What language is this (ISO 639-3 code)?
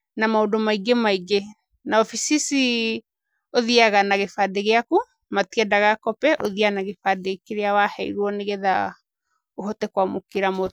kik